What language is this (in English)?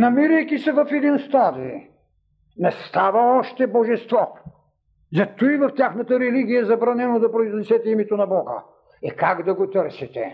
Bulgarian